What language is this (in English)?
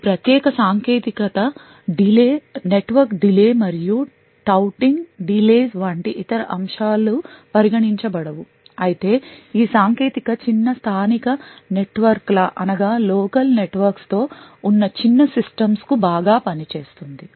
Telugu